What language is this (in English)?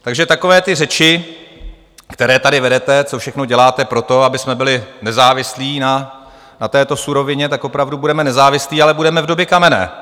Czech